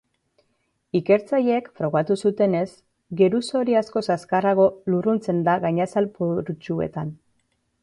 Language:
Basque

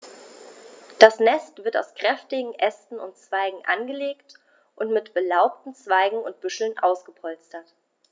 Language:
German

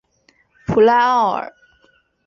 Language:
Chinese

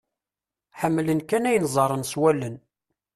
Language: Kabyle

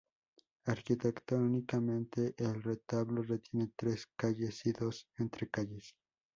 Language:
Spanish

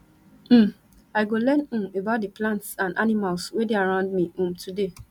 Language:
Nigerian Pidgin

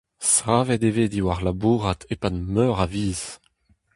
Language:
Breton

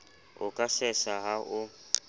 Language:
Southern Sotho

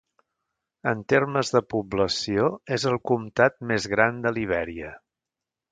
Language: Catalan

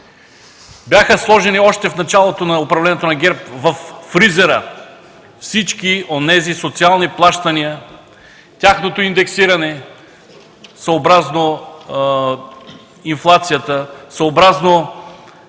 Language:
Bulgarian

